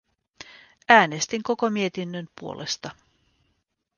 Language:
Finnish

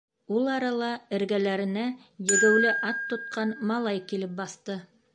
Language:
Bashkir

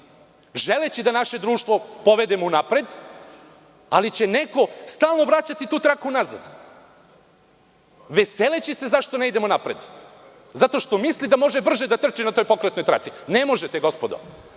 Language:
Serbian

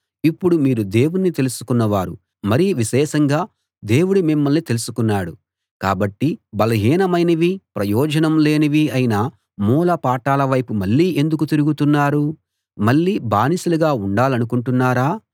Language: Telugu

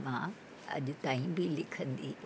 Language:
Sindhi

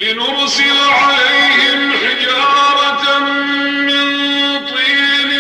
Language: Arabic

